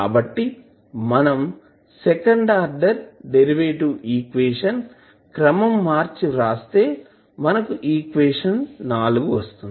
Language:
Telugu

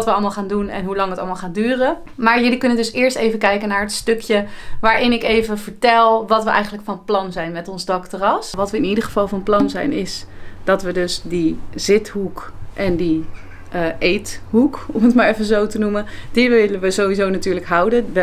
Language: Dutch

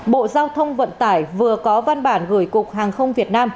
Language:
Vietnamese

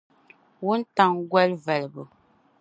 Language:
Dagbani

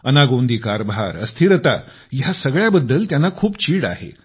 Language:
Marathi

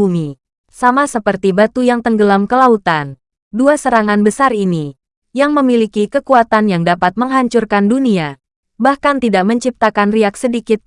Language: Indonesian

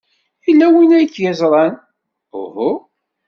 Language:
Kabyle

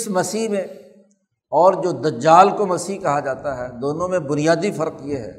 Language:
Urdu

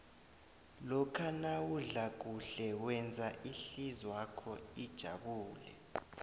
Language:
South Ndebele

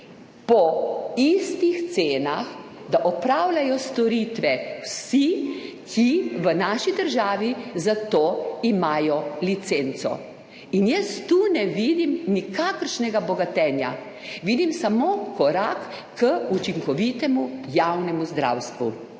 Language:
Slovenian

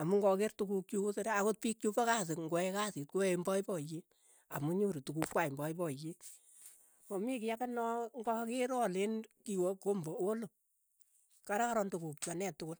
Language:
Keiyo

